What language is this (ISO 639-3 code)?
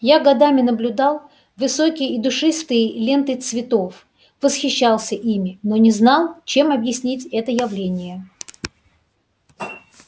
rus